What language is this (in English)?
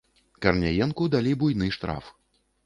Belarusian